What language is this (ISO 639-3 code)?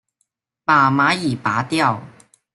zho